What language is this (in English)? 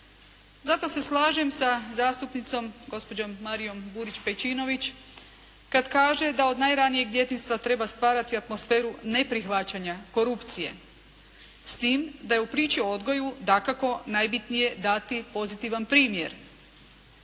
Croatian